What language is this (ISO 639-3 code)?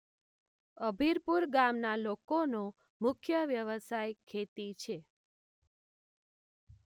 guj